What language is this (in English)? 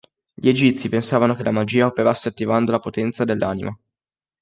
Italian